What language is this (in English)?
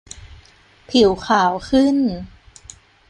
Thai